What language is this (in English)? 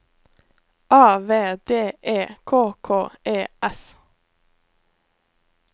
Norwegian